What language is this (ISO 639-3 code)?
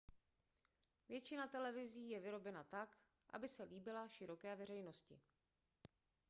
ces